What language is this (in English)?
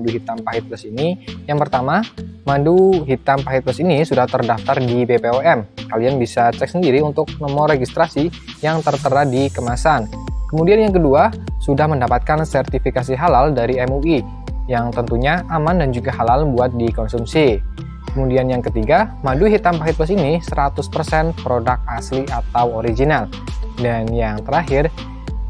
Indonesian